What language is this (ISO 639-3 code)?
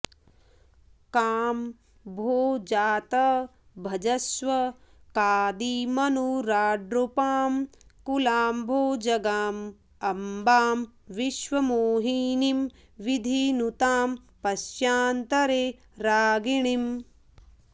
san